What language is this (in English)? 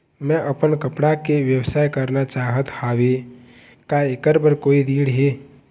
Chhattisgarhi